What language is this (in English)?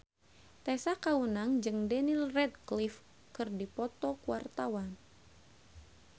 Sundanese